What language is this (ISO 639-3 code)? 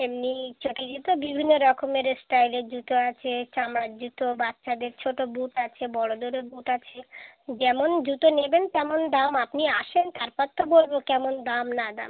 ben